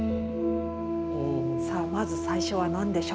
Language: Japanese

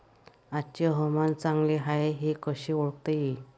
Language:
Marathi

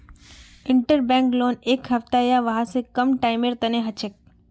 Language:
Magahi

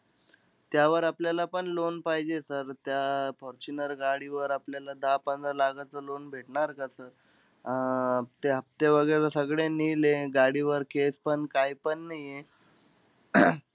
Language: Marathi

